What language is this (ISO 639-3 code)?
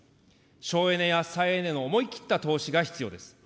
jpn